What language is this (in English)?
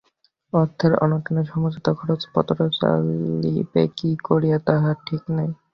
Bangla